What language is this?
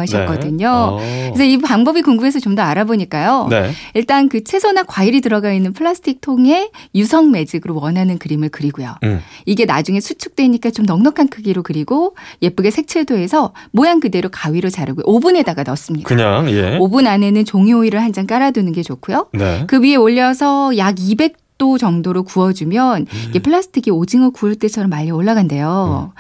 Korean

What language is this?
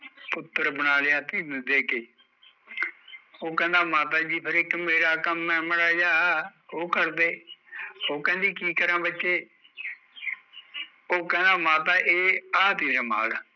Punjabi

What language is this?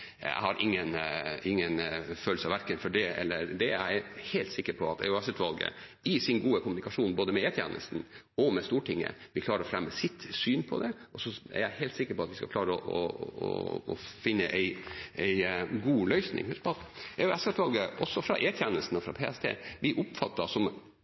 Norwegian Bokmål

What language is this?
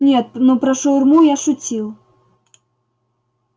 Russian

